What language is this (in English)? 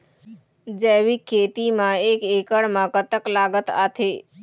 Chhattisgarhi